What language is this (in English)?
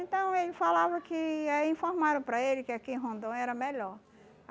Portuguese